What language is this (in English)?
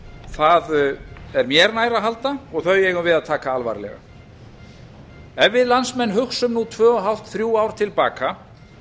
Icelandic